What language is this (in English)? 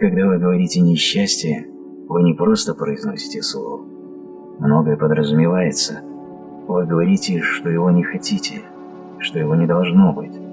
Russian